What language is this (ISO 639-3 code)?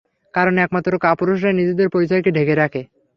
ben